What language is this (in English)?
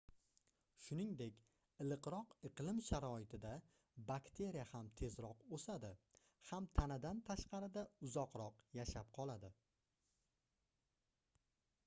Uzbek